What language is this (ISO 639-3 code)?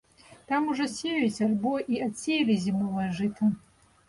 bel